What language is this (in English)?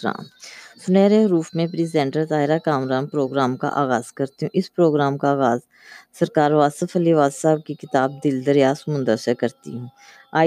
Urdu